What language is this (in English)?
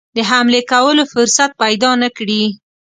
Pashto